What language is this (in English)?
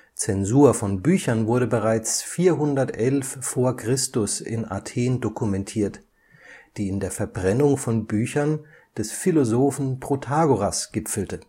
German